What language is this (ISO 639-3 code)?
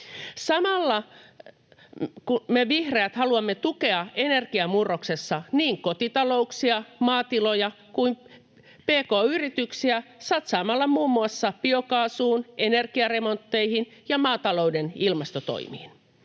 fin